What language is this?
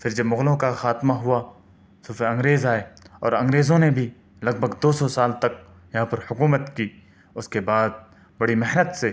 Urdu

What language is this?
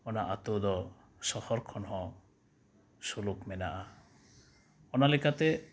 Santali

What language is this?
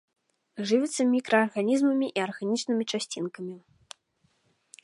Belarusian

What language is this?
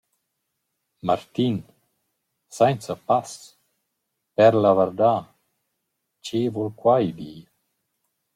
Romansh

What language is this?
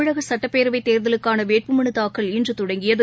Tamil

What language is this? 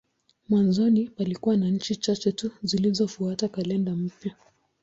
Swahili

